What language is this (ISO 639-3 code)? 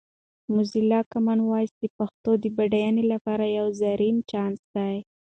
pus